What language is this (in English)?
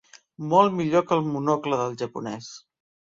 Catalan